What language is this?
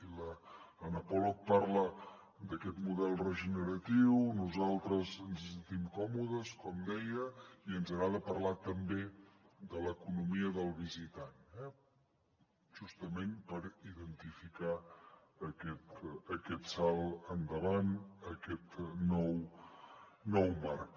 Catalan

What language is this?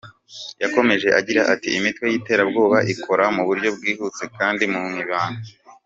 Kinyarwanda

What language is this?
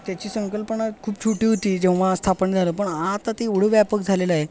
Marathi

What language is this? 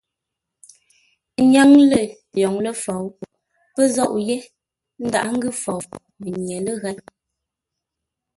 Ngombale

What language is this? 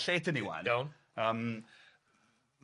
Welsh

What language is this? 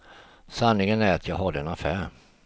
Swedish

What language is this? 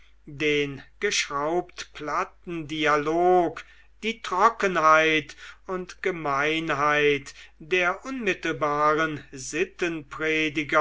German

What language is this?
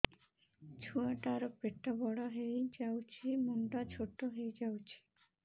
Odia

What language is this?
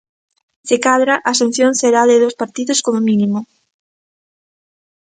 Galician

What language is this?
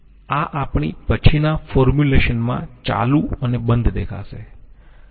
Gujarati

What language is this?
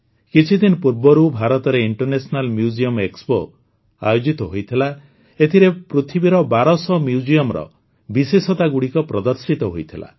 Odia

